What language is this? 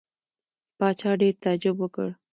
Pashto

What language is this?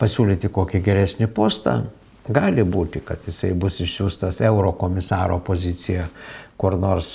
Lithuanian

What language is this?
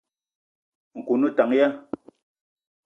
Eton (Cameroon)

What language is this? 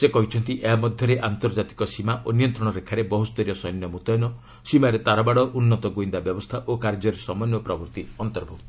Odia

